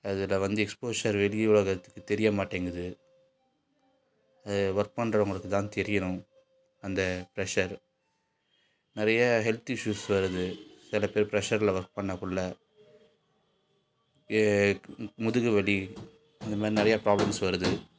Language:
Tamil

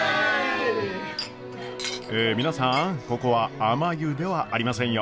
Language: Japanese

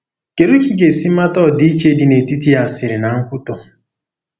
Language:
Igbo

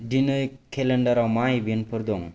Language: Bodo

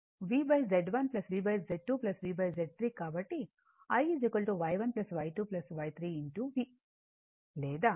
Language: Telugu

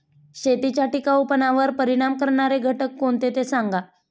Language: Marathi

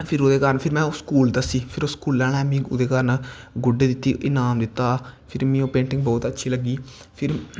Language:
Dogri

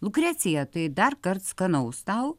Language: Lithuanian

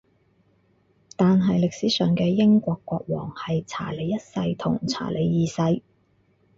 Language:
Cantonese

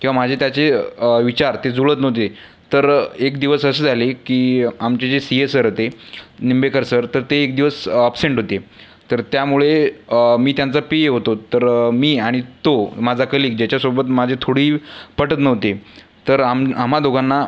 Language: Marathi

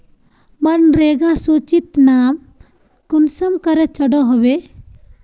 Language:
Magahi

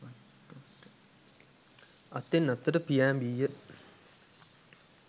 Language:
Sinhala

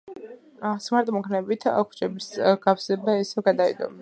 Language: Georgian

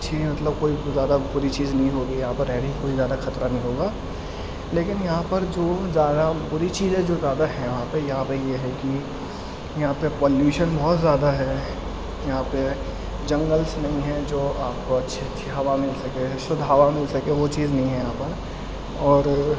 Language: Urdu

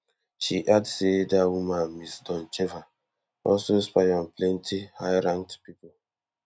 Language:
Nigerian Pidgin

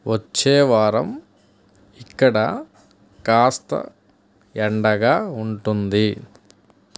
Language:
Telugu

